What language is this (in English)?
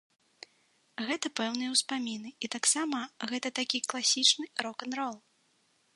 Belarusian